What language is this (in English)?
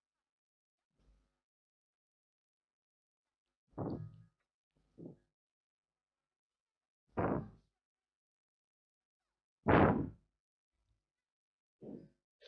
Russian